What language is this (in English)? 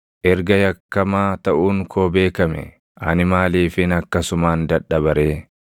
Oromo